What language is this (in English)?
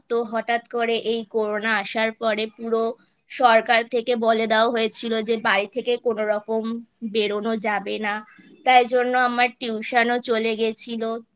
Bangla